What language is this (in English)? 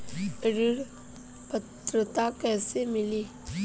Bhojpuri